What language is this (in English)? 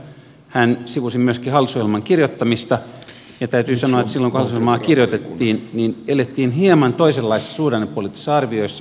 Finnish